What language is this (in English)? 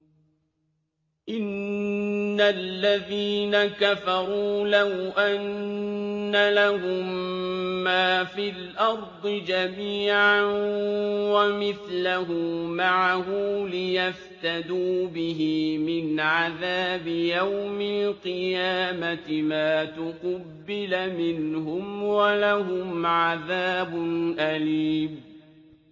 Arabic